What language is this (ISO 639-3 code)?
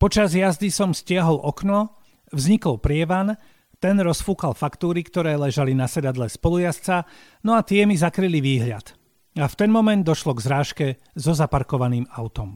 slk